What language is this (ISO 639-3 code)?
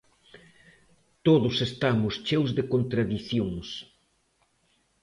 glg